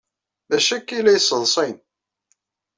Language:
Kabyle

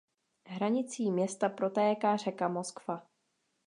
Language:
Czech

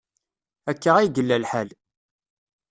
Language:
Kabyle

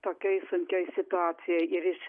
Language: Lithuanian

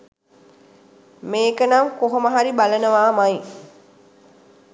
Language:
Sinhala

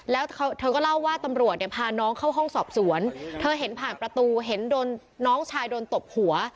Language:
Thai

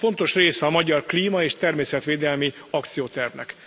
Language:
Hungarian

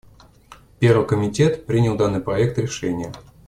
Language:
Russian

